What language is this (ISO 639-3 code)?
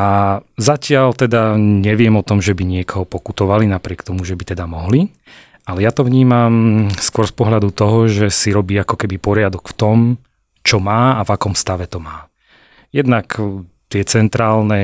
slk